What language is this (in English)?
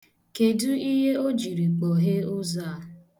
Igbo